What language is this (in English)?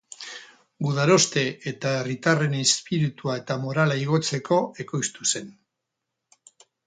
Basque